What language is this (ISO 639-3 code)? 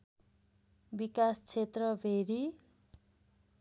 nep